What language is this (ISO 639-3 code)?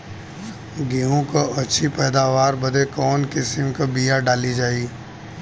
bho